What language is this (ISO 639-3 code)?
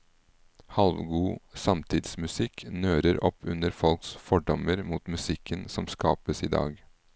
nor